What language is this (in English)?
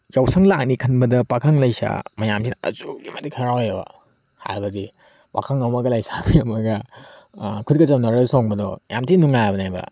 Manipuri